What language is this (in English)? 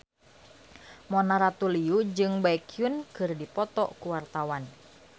Sundanese